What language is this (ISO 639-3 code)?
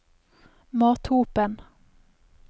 nor